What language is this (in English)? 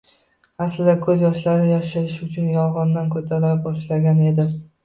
Uzbek